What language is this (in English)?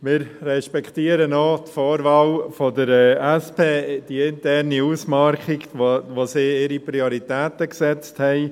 Swiss German